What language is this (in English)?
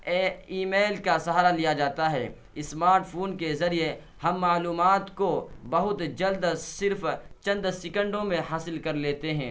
Urdu